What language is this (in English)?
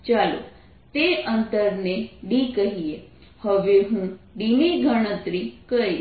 Gujarati